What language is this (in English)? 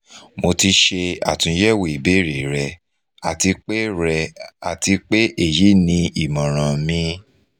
Yoruba